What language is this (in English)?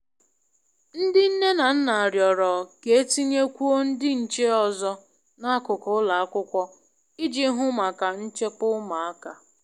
Igbo